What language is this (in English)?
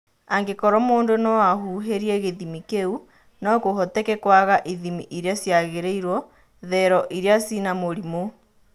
Kikuyu